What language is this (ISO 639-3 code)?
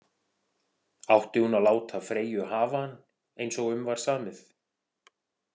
isl